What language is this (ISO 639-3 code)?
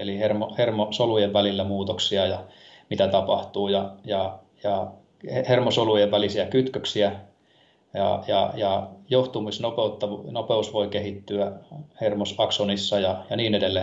fin